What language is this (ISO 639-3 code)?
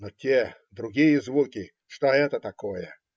rus